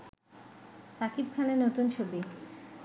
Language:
Bangla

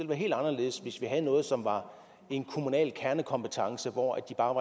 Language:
Danish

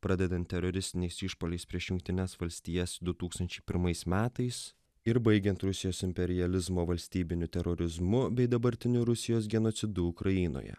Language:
Lithuanian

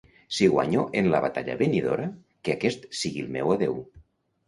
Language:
Catalan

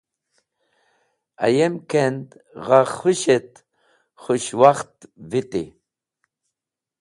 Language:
Wakhi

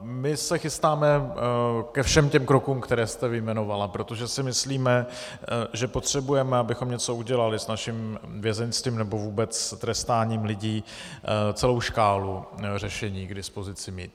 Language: Czech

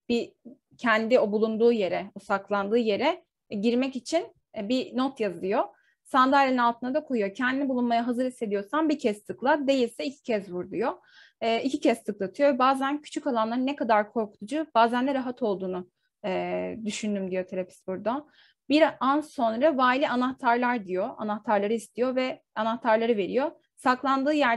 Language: Turkish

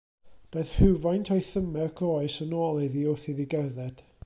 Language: Welsh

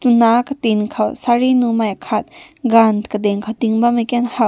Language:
Rongmei Naga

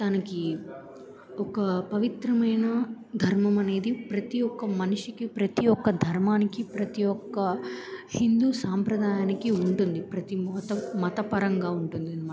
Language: Telugu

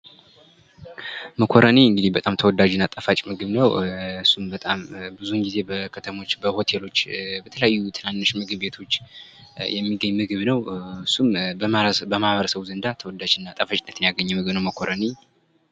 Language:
Amharic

